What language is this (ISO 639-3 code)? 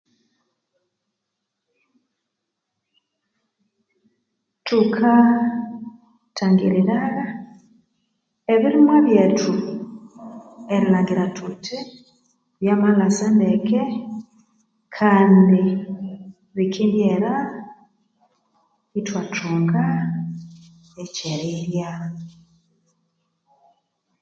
koo